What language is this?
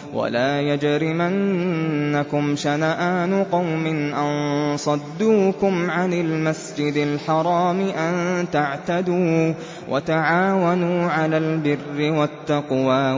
Arabic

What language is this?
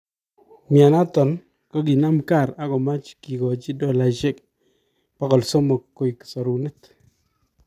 Kalenjin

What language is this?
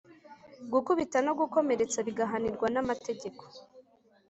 Kinyarwanda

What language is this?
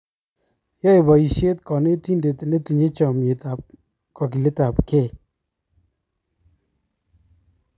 Kalenjin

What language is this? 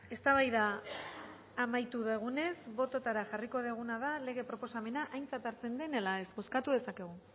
Basque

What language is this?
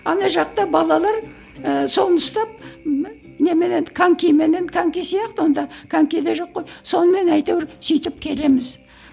Kazakh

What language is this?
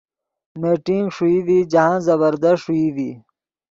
Yidgha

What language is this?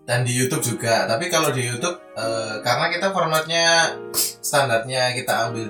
Indonesian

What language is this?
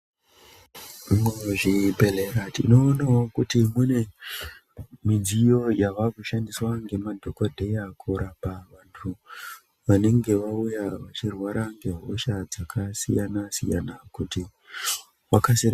Ndau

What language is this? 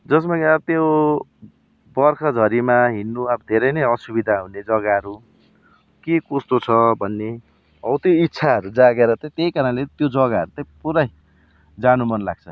Nepali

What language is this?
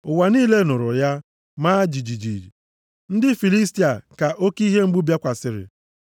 Igbo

